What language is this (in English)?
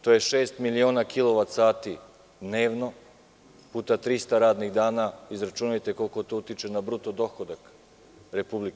Serbian